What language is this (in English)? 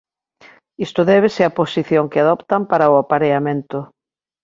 Galician